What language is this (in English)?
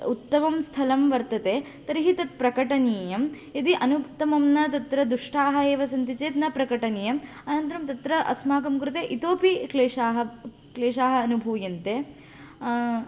Sanskrit